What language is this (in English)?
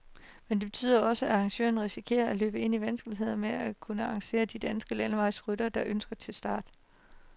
Danish